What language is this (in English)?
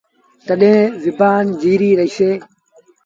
Sindhi Bhil